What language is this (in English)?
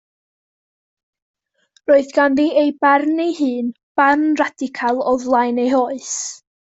Welsh